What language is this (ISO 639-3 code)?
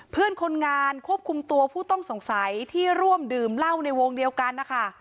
tha